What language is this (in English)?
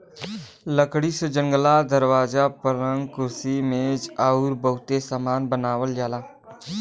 Bhojpuri